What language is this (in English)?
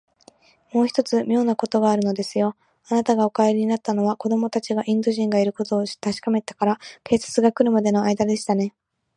Japanese